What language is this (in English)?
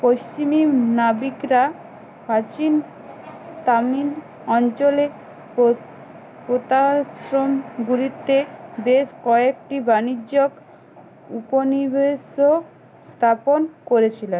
Bangla